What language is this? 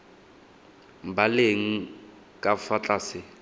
Tswana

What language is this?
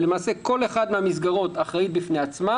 Hebrew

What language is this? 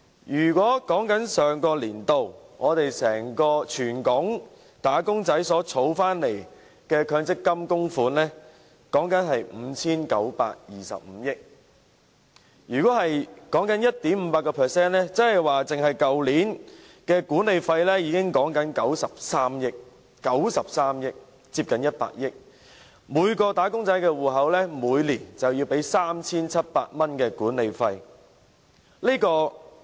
Cantonese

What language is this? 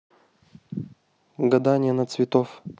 Russian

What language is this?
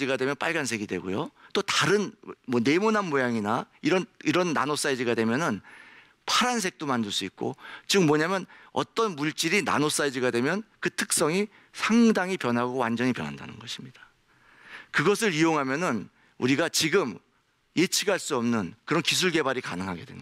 Korean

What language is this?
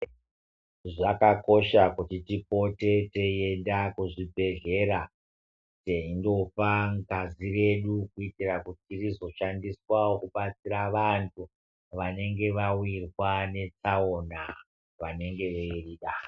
Ndau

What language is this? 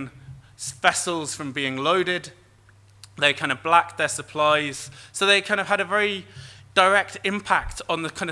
English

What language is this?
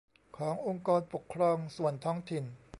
Thai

